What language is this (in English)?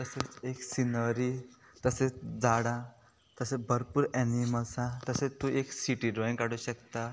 Konkani